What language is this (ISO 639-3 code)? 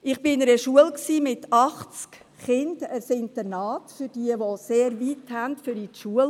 gsw